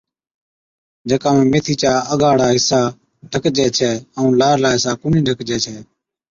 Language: Od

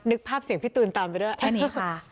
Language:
Thai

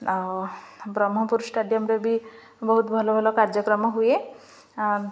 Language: Odia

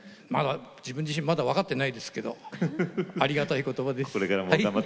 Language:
Japanese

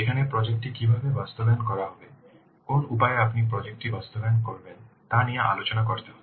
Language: Bangla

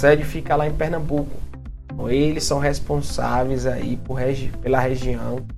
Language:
Portuguese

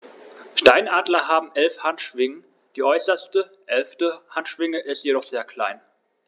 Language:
German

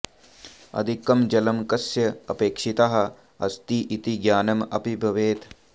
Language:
Sanskrit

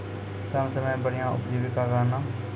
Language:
Maithili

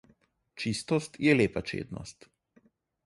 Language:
Slovenian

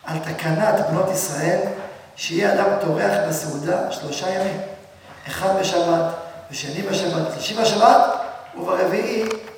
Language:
Hebrew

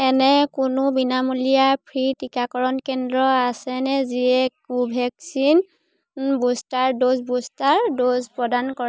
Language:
Assamese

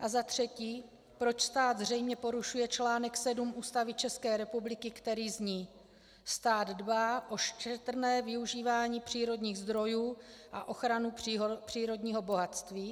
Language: Czech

